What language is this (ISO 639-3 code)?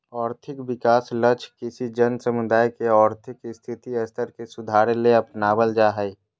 mag